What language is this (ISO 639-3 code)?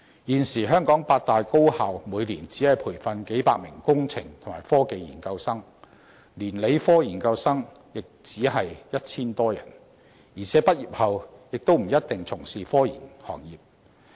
yue